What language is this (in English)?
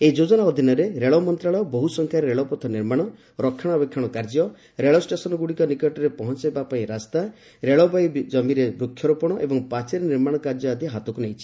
Odia